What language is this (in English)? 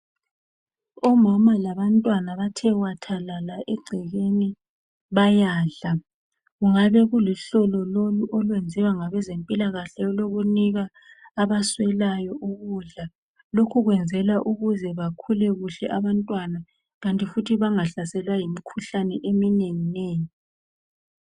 North Ndebele